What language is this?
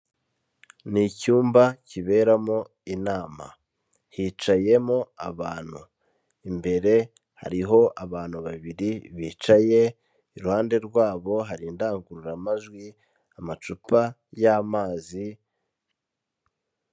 Kinyarwanda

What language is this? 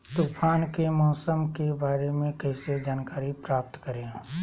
Magahi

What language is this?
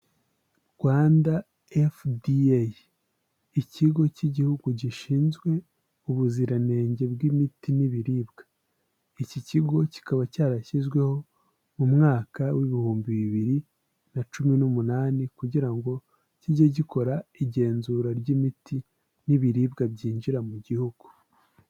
Kinyarwanda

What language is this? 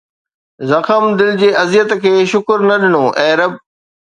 Sindhi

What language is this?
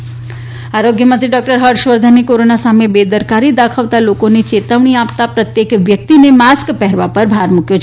Gujarati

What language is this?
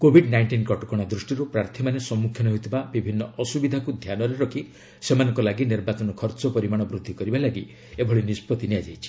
Odia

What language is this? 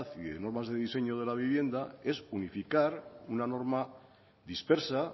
Spanish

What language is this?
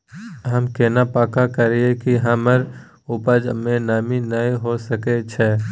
Maithili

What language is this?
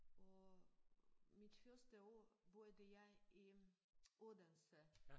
Danish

